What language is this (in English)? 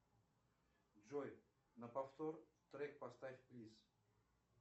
Russian